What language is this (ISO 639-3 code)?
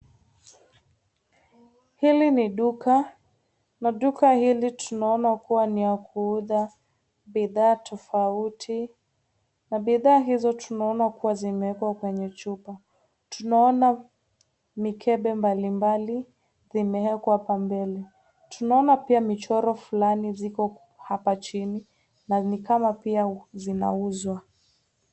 swa